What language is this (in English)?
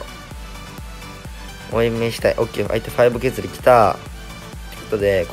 Japanese